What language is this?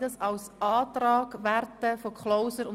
Swiss German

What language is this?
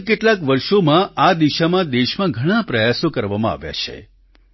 Gujarati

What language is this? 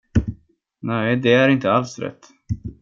Swedish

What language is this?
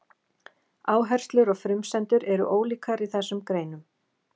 Icelandic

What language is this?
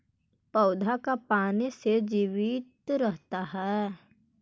Magahi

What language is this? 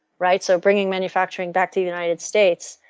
English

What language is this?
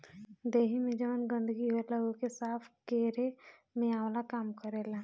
Bhojpuri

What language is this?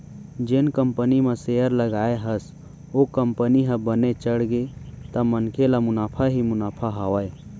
Chhattisgarhi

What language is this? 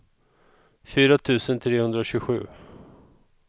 Swedish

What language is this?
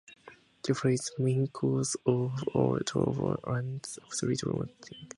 English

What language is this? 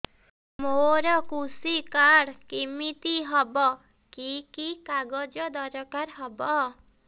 Odia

